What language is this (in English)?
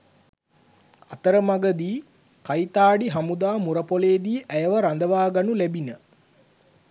Sinhala